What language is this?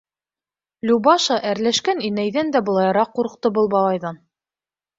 Bashkir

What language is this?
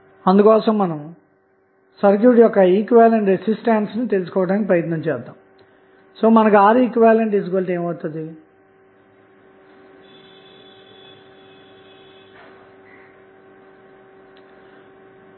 Telugu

